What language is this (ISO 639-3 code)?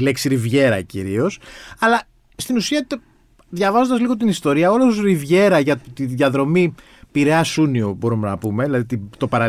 ell